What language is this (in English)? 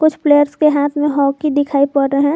Hindi